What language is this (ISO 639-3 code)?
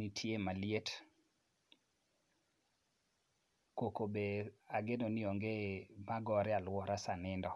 luo